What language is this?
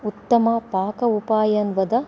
Sanskrit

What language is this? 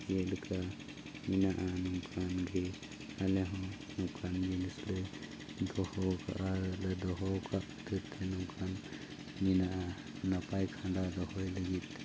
Santali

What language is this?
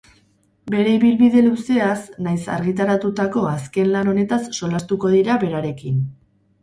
Basque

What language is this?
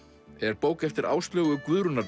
Icelandic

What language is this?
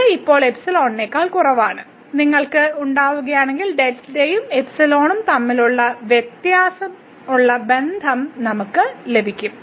Malayalam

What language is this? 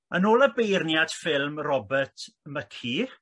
Welsh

